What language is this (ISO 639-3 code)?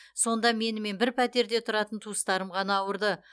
kaz